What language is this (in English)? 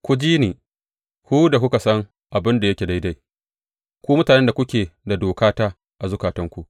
Hausa